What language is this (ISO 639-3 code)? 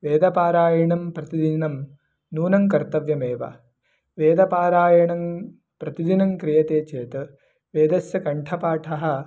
san